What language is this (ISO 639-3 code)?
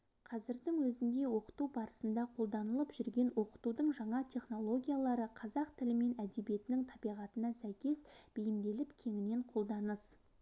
kaz